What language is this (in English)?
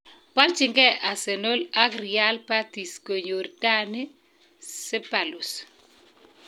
Kalenjin